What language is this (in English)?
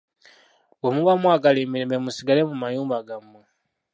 Ganda